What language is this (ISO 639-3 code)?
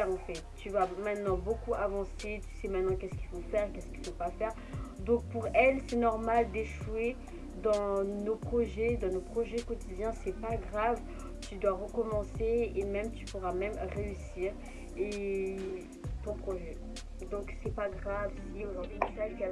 fra